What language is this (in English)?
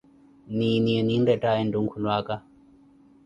Koti